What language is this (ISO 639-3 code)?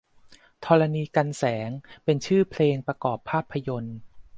tha